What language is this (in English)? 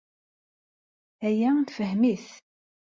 Kabyle